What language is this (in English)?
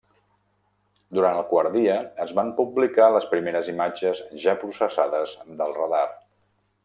Catalan